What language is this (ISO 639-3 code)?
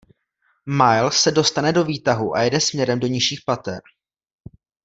ces